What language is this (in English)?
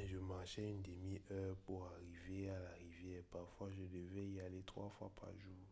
French